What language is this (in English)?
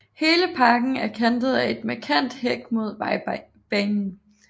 Danish